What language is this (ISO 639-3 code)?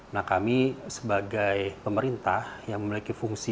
ind